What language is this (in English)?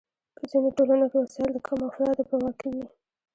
Pashto